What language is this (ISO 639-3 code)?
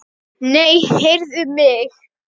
isl